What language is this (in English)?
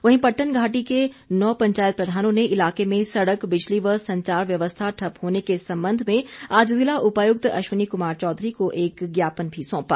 Hindi